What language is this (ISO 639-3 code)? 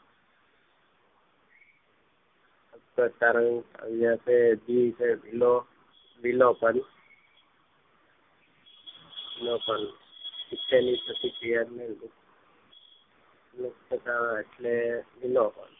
guj